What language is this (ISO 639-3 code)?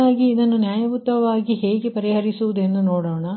kan